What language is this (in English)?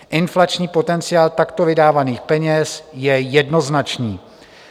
Czech